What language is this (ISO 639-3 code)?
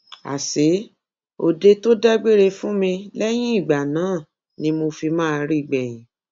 yor